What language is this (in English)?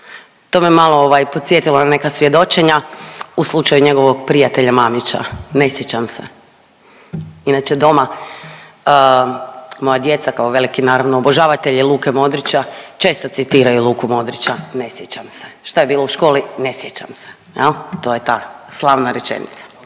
Croatian